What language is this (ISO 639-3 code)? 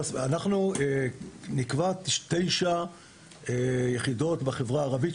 heb